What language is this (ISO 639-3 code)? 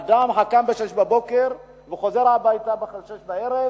heb